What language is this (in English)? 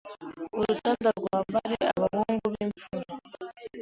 Kinyarwanda